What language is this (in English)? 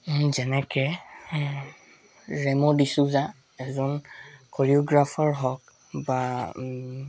Assamese